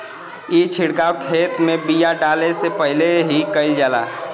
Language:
Bhojpuri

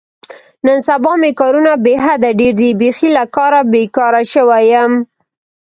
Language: Pashto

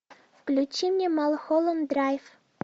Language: Russian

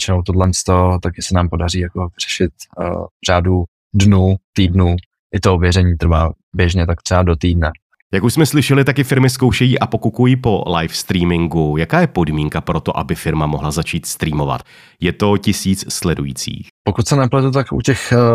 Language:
Czech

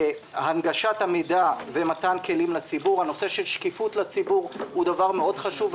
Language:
Hebrew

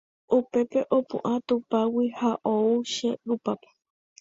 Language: Guarani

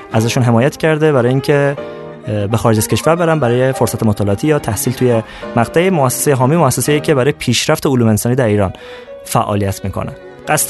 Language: Persian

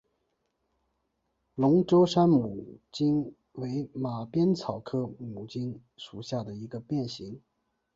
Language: Chinese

